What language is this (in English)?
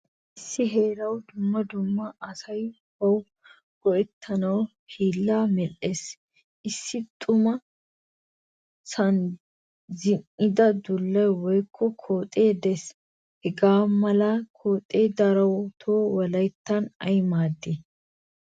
Wolaytta